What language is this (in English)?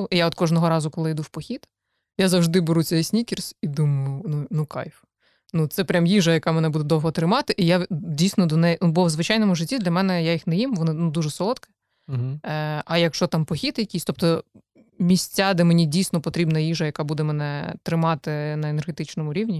Ukrainian